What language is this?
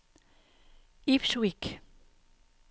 Danish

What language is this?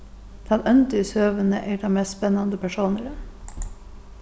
Faroese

